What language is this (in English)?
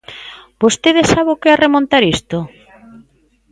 Galician